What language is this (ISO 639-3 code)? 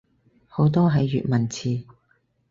yue